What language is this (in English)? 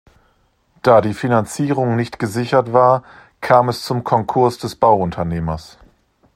German